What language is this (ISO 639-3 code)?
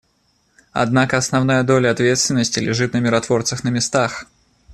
rus